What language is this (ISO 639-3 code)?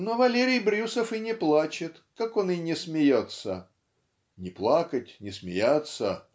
rus